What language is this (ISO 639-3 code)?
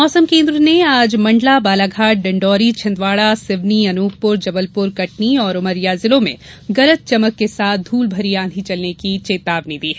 hin